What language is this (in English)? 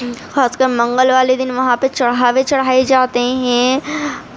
Urdu